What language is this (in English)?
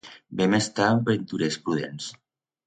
Aragonese